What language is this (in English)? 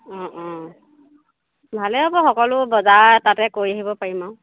Assamese